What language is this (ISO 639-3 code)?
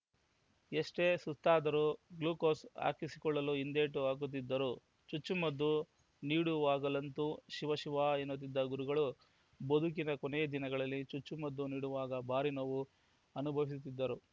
kan